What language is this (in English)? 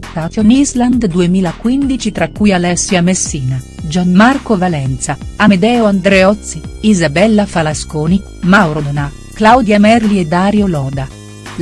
Italian